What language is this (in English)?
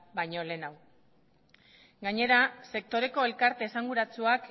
Basque